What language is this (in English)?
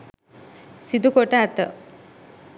Sinhala